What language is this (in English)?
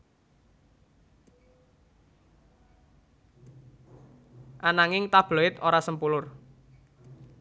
Javanese